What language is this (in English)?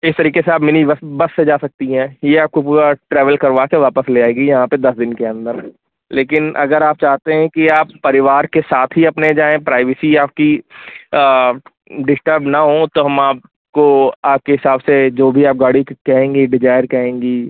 Hindi